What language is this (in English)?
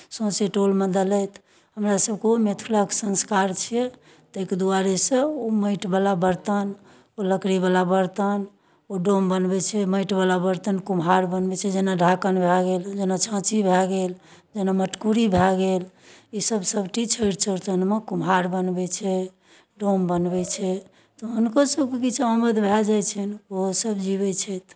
Maithili